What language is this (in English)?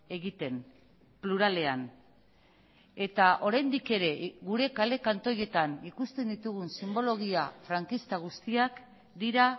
Basque